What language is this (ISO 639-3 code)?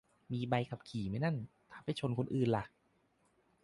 tha